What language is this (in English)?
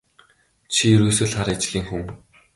Mongolian